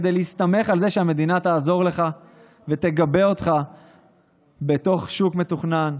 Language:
Hebrew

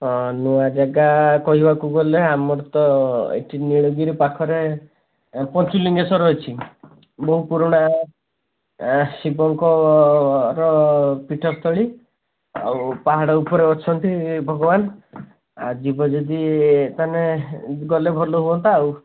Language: Odia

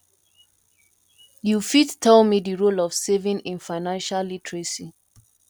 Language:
Nigerian Pidgin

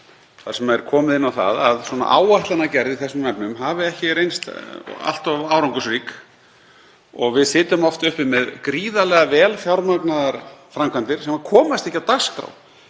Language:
Icelandic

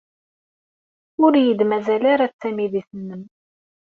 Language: Kabyle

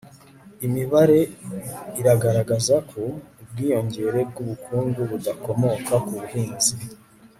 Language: Kinyarwanda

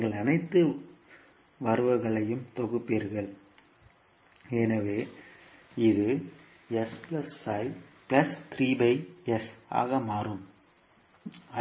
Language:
Tamil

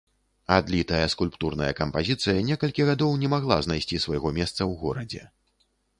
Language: Belarusian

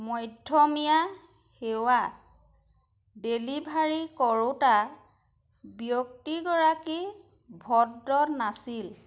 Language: Assamese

